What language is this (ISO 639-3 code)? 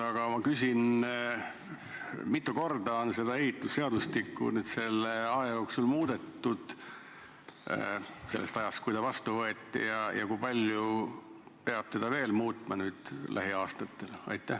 est